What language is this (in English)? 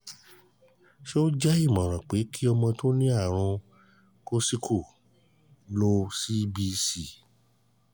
Yoruba